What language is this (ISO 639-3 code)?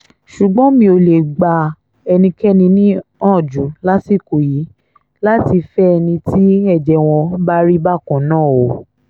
yor